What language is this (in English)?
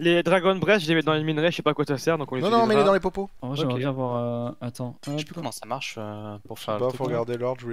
French